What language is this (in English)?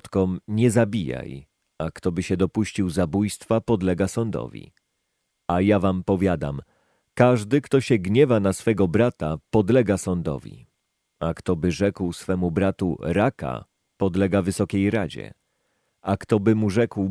Polish